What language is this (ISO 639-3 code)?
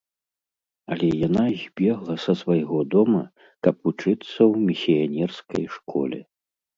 bel